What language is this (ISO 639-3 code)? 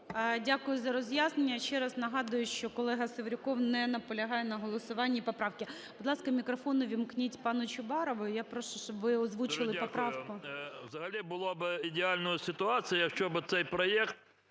ukr